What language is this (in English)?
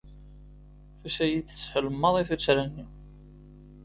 Kabyle